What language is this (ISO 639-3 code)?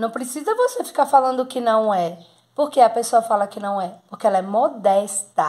por